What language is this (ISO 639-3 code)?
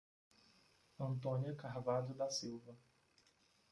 por